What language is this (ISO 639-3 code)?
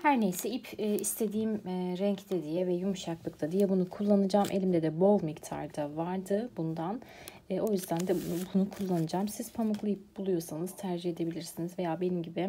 tur